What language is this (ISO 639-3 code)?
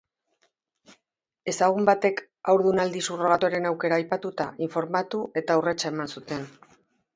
eus